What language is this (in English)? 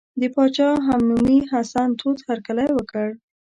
Pashto